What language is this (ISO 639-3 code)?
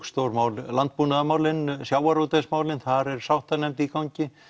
isl